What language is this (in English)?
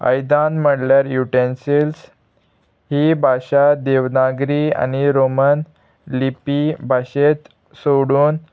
Konkani